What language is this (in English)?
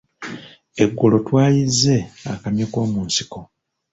Ganda